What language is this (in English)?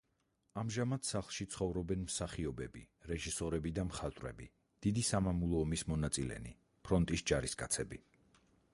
Georgian